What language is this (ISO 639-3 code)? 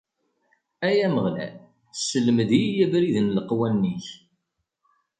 kab